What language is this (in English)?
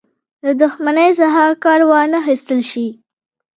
Pashto